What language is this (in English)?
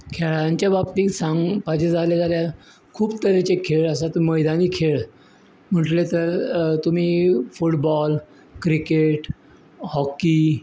Konkani